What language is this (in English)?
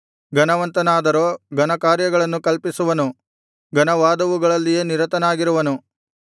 Kannada